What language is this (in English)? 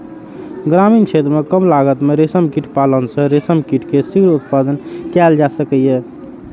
Maithili